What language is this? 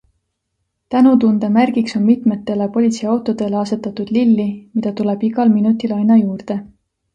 Estonian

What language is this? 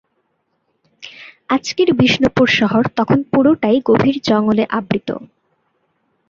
Bangla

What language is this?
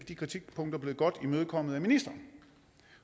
Danish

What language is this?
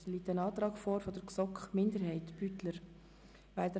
Swiss German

